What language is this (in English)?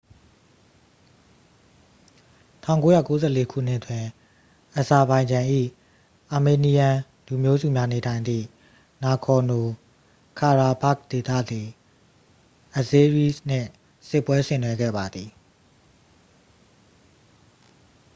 Burmese